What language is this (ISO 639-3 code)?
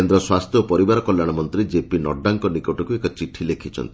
ori